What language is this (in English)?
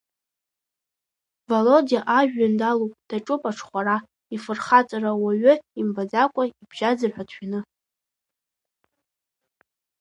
Abkhazian